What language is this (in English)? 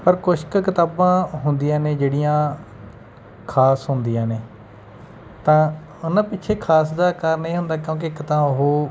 Punjabi